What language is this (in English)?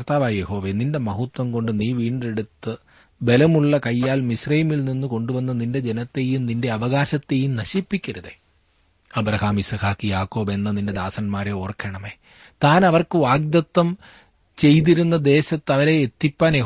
Malayalam